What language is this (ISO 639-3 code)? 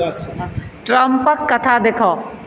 mai